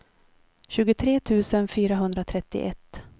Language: Swedish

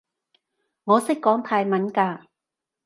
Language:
Cantonese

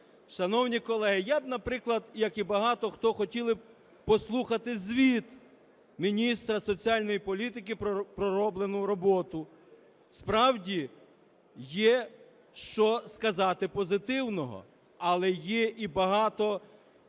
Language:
Ukrainian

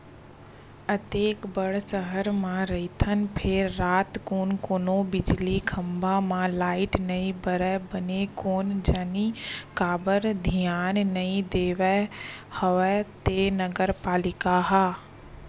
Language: Chhattisgarhi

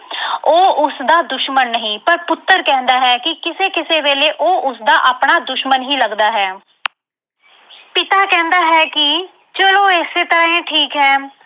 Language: Punjabi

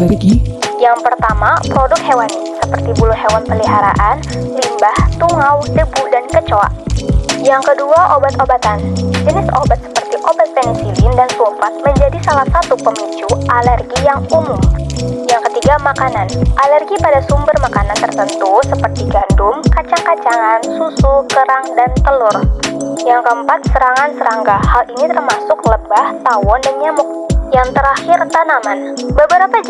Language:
Indonesian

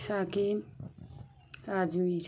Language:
Bangla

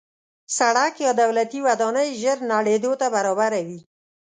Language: Pashto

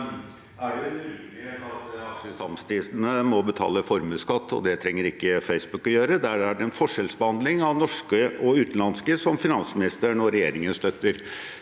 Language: Norwegian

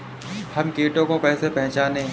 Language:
Hindi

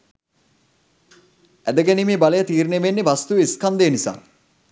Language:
Sinhala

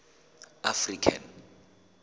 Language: Southern Sotho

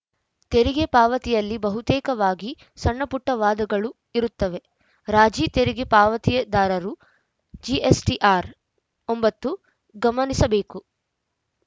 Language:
Kannada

